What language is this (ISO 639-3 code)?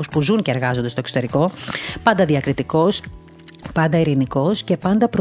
ell